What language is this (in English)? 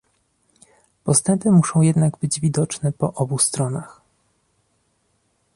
Polish